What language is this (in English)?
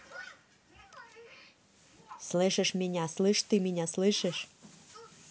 Russian